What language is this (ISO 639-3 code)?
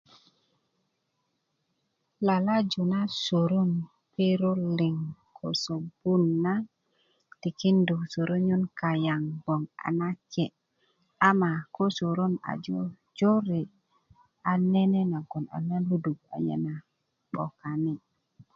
ukv